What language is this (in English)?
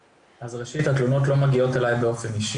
Hebrew